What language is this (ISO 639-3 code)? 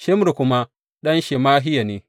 hau